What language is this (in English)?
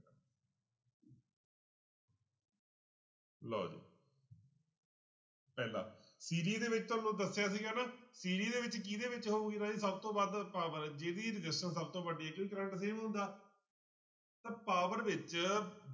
Punjabi